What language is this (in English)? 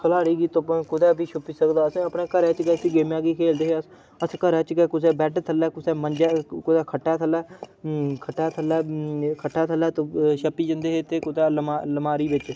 Dogri